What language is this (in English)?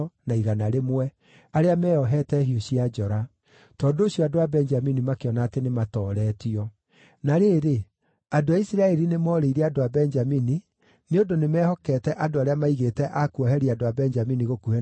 Kikuyu